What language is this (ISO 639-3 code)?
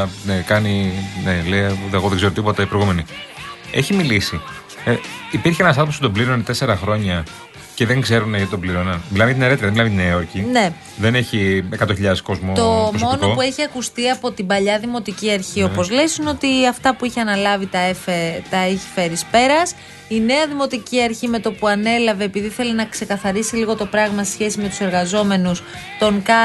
ell